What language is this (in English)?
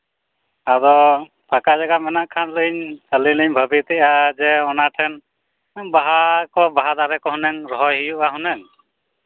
Santali